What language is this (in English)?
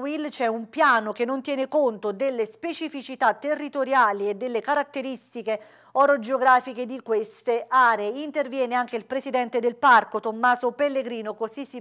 Italian